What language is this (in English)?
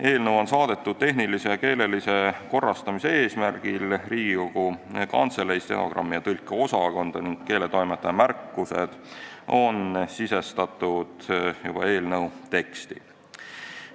Estonian